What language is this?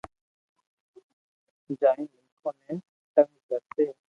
Loarki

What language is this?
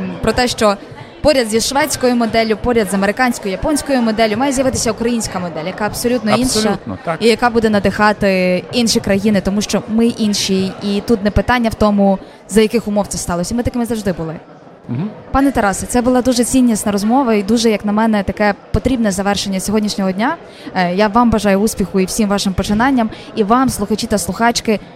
Ukrainian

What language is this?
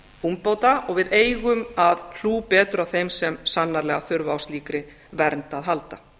Icelandic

